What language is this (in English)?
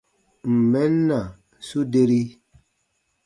Baatonum